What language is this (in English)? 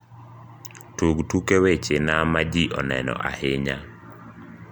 Luo (Kenya and Tanzania)